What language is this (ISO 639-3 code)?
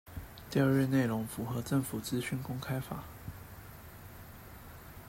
zho